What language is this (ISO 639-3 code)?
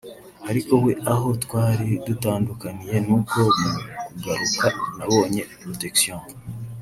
kin